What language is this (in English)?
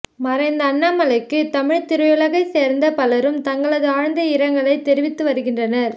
Tamil